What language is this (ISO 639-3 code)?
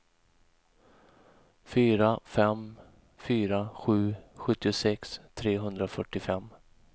swe